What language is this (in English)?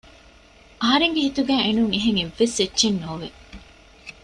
Divehi